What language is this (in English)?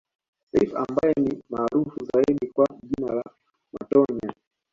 Swahili